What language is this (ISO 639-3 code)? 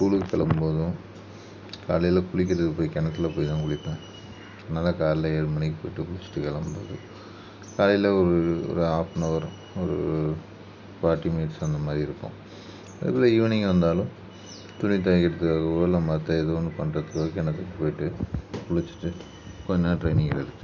tam